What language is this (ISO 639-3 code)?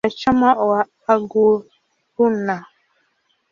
swa